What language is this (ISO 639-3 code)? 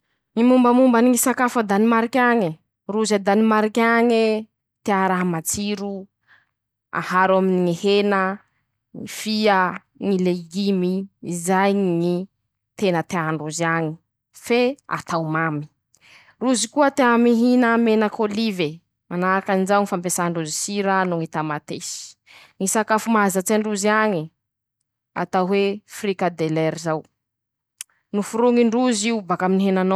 msh